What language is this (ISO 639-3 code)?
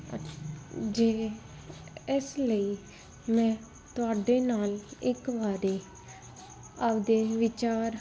pan